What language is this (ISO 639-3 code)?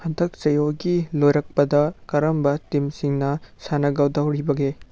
mni